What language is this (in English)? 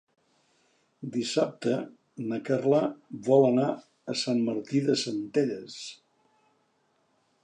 Catalan